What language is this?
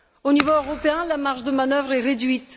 French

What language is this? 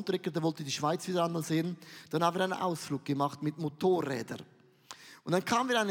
German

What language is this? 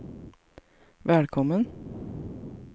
Swedish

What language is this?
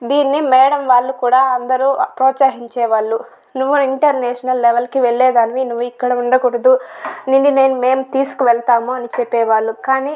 Telugu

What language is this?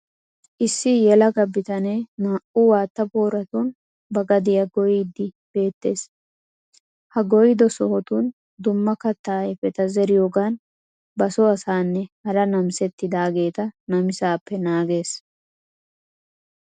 Wolaytta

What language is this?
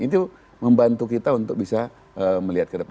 Indonesian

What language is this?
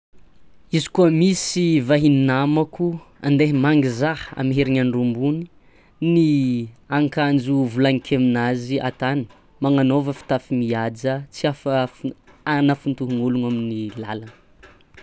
Tsimihety Malagasy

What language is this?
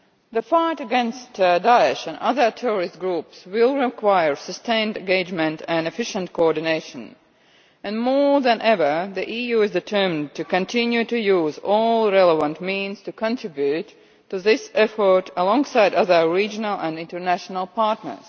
English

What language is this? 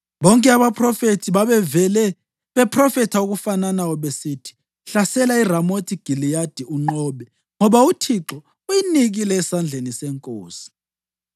North Ndebele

